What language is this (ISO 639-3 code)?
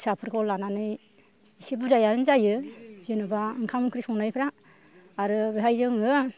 brx